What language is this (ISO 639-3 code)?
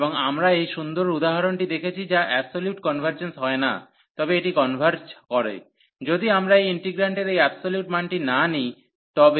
ben